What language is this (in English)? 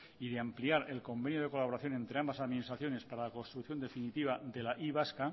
Spanish